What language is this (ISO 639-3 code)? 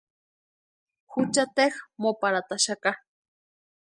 pua